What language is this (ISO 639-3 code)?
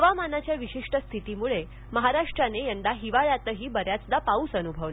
mar